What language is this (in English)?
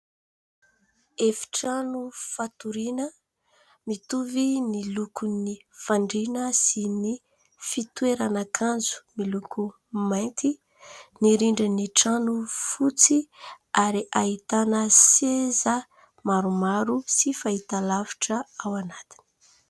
Malagasy